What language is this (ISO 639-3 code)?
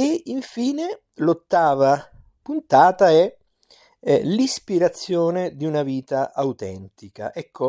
ita